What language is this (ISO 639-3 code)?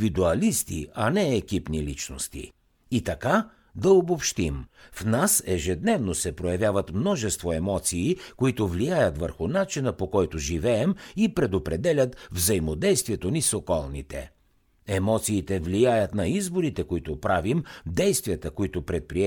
bul